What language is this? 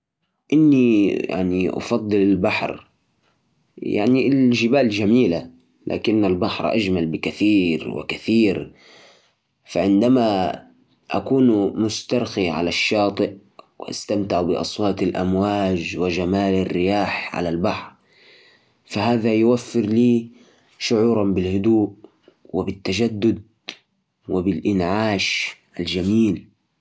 Najdi Arabic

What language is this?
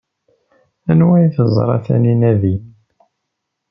Kabyle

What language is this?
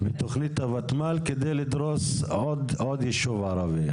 Hebrew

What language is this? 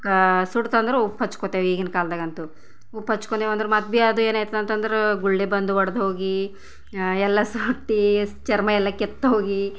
Kannada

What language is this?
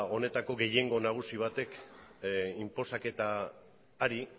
Basque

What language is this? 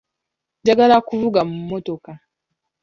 Ganda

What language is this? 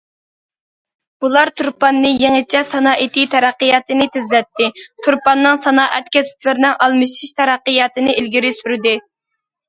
Uyghur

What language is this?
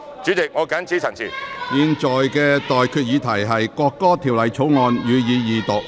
Cantonese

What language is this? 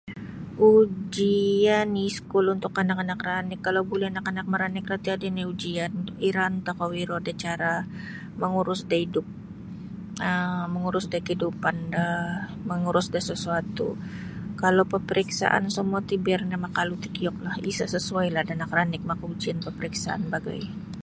Sabah Bisaya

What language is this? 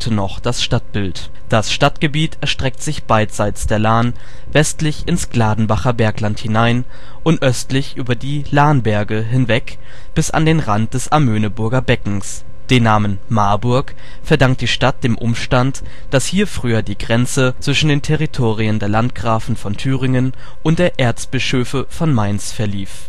German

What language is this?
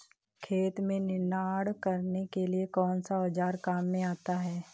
Hindi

